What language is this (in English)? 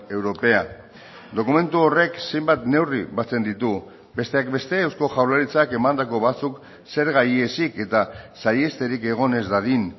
Basque